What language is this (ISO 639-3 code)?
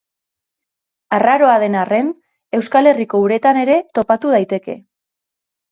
eus